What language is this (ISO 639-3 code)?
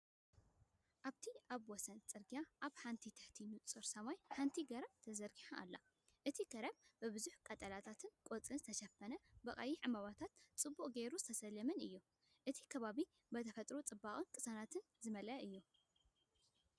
tir